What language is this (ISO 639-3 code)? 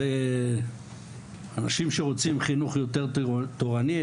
heb